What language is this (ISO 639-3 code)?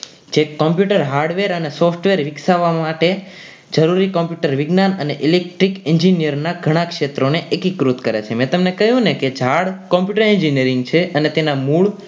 guj